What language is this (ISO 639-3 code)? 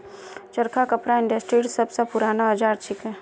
mag